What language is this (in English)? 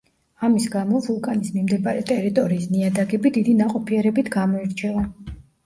Georgian